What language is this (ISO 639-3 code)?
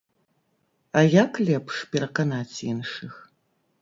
bel